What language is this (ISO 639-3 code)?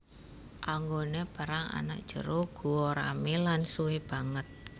jav